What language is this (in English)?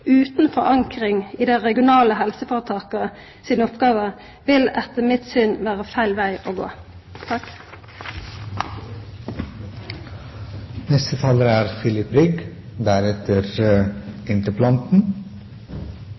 Norwegian